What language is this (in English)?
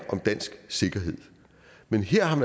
Danish